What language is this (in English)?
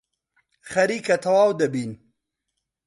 Central Kurdish